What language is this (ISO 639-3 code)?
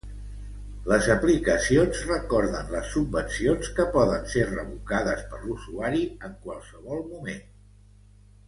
cat